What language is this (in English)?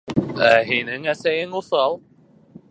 Bashkir